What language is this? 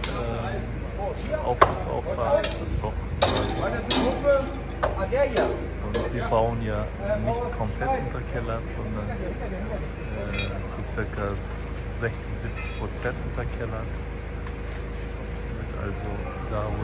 German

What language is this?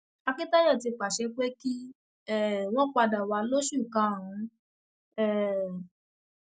Yoruba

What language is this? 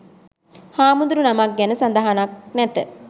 Sinhala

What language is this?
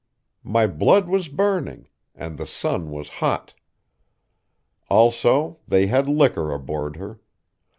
English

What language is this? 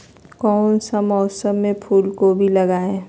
Magahi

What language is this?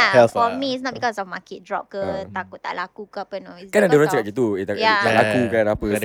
Malay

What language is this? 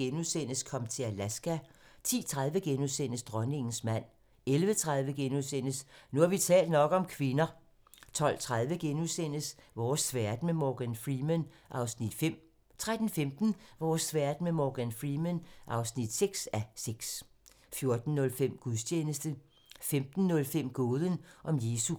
Danish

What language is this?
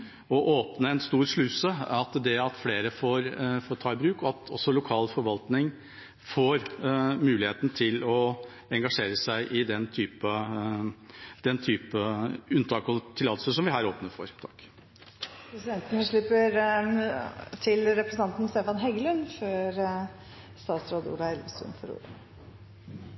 Norwegian Bokmål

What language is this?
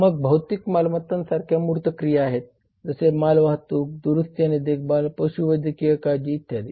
Marathi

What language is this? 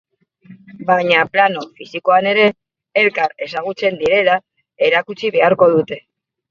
Basque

